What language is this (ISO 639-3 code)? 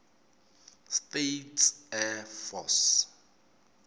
tso